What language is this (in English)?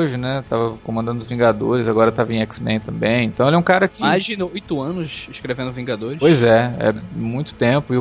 Portuguese